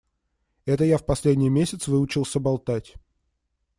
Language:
Russian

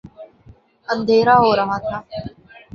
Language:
Urdu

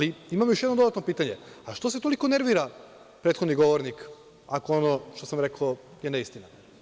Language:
Serbian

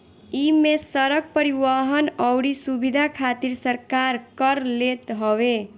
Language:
Bhojpuri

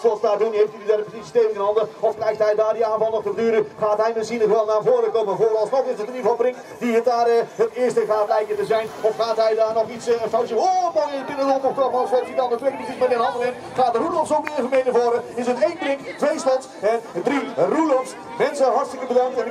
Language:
Dutch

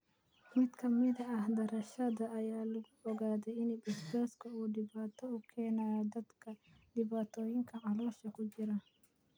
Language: Somali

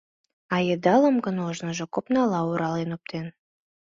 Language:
Mari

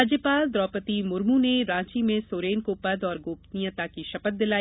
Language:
Hindi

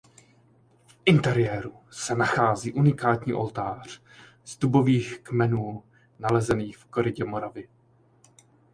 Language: Czech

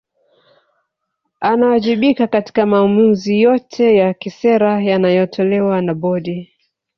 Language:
Swahili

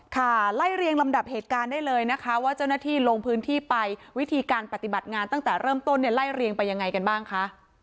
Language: Thai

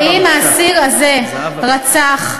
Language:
Hebrew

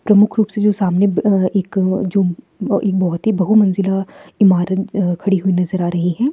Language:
Hindi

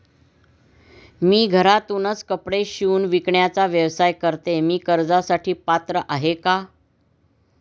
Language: Marathi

